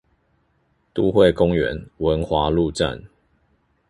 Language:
Chinese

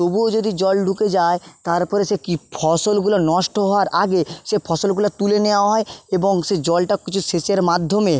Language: Bangla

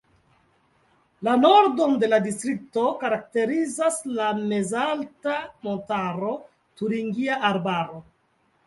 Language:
Esperanto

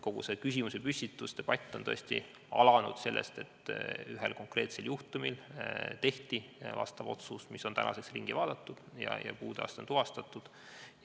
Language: Estonian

